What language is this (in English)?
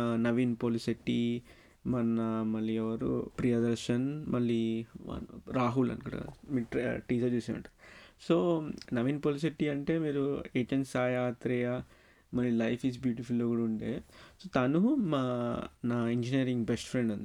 Telugu